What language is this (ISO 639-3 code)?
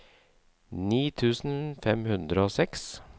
nor